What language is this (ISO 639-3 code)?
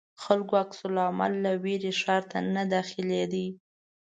pus